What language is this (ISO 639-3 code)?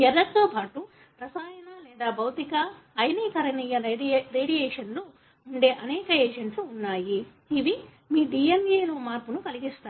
tel